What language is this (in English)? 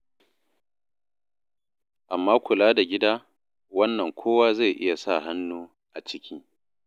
Hausa